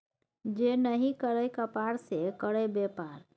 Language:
Maithili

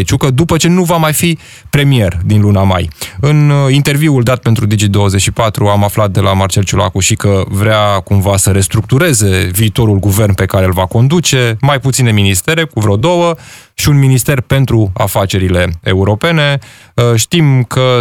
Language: Romanian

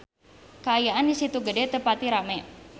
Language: Sundanese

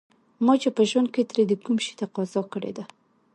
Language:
Pashto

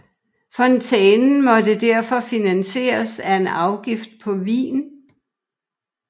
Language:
Danish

